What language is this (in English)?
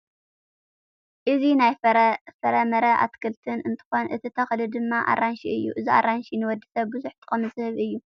Tigrinya